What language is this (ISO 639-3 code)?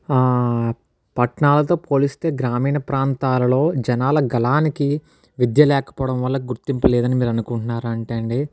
tel